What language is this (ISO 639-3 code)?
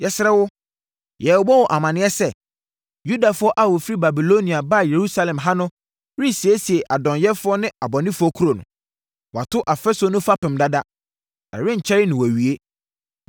aka